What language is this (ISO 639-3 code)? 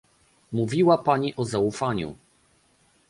pol